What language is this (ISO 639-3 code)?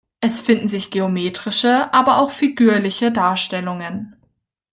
deu